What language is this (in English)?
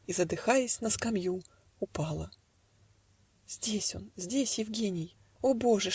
Russian